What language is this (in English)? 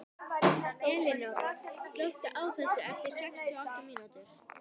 Icelandic